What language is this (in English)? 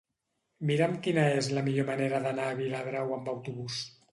Catalan